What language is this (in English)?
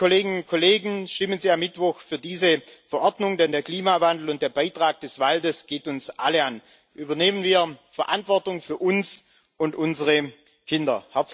German